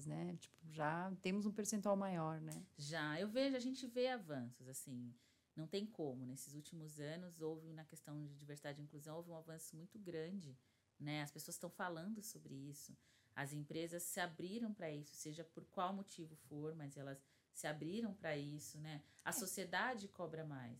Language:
Portuguese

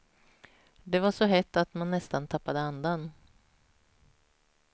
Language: Swedish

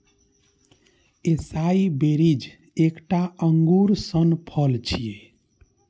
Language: Maithili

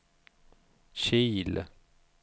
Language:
Swedish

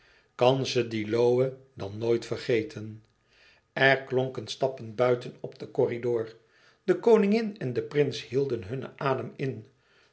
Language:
Dutch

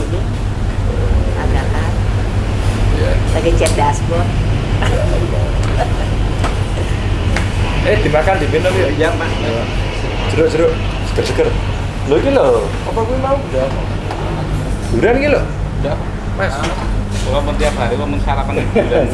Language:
Indonesian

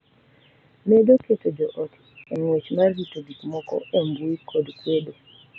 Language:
Luo (Kenya and Tanzania)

